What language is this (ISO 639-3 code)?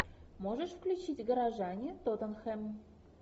rus